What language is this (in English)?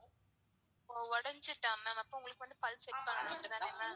Tamil